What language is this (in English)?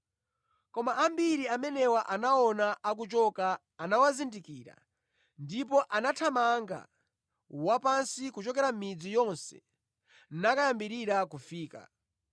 Nyanja